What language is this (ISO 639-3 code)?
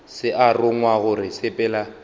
nso